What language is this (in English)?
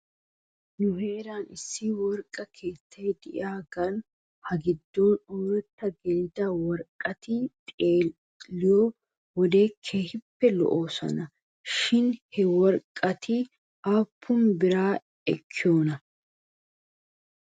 Wolaytta